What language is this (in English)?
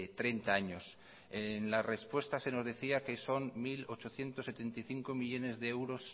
Spanish